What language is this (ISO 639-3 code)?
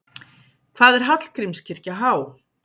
isl